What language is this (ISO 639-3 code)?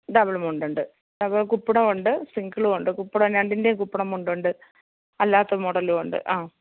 mal